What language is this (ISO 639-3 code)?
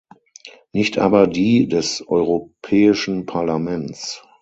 deu